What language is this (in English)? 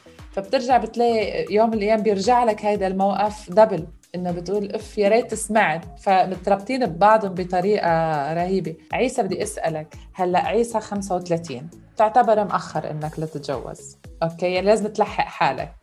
Arabic